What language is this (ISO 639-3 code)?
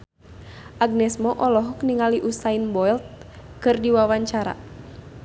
sun